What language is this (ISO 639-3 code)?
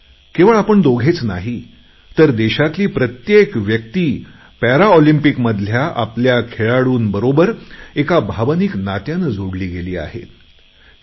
mar